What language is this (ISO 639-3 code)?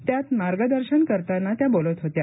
mar